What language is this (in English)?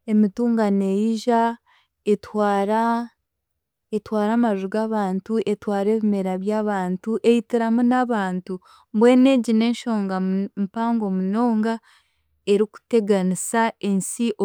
Chiga